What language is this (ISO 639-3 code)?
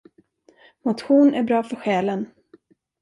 swe